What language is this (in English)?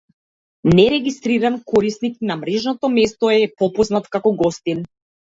Macedonian